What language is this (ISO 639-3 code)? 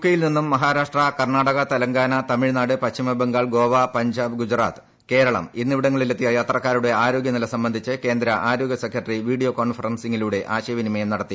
mal